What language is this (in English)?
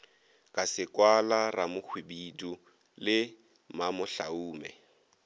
Northern Sotho